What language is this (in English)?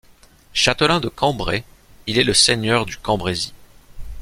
French